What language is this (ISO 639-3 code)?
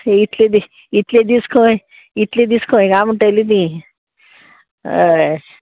kok